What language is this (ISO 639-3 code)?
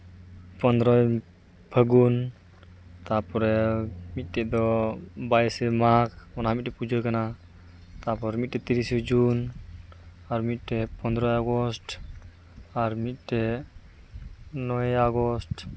sat